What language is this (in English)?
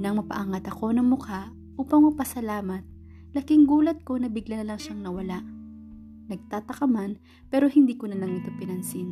Filipino